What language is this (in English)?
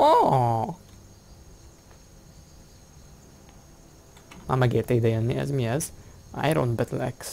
Hungarian